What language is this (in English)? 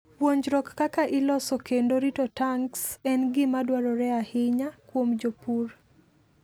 Luo (Kenya and Tanzania)